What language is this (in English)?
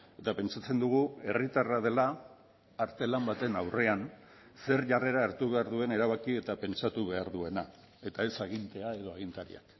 Basque